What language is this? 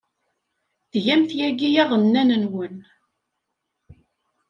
Kabyle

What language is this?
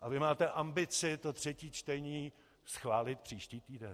Czech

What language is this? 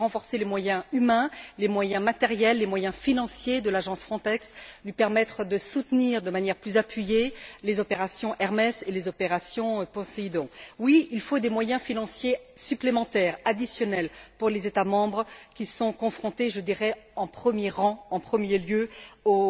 French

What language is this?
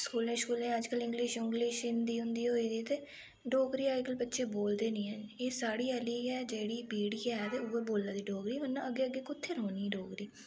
Dogri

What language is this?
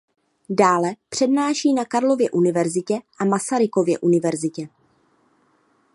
Czech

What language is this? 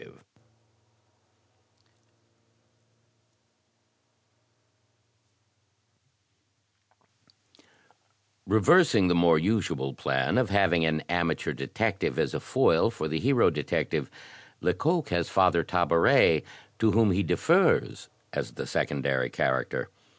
English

